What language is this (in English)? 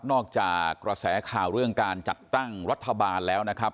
Thai